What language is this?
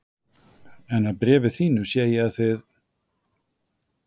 Icelandic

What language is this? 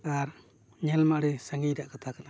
Santali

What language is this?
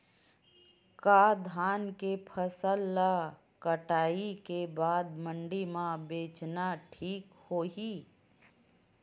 Chhattisgarhi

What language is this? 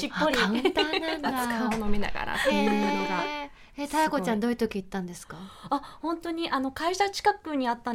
Japanese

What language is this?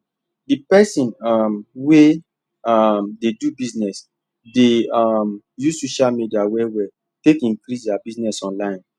Nigerian Pidgin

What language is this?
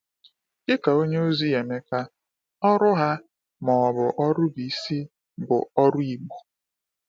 Igbo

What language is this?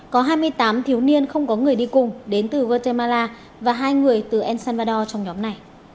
Vietnamese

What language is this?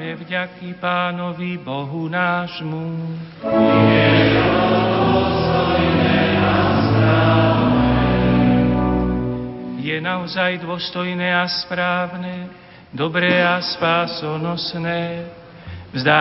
Slovak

